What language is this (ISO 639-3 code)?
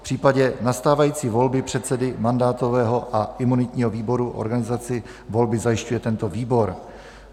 ces